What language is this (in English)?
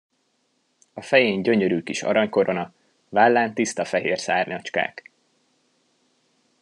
Hungarian